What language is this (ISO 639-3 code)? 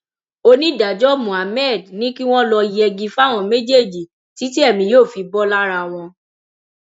yor